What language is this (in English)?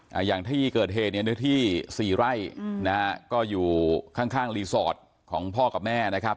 Thai